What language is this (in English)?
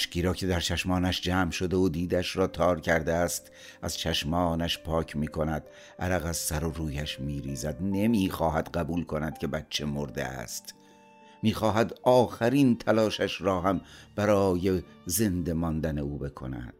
Persian